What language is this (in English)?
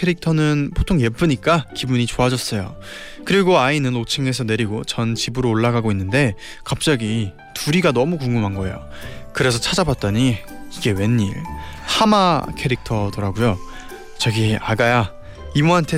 Korean